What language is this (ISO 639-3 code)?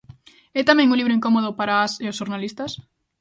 glg